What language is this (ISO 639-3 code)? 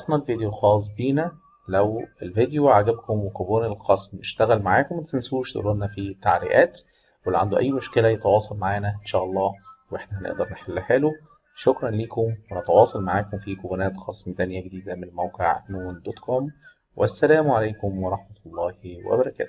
ara